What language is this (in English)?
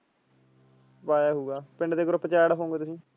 Punjabi